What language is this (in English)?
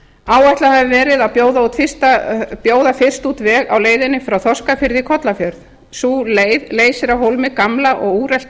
Icelandic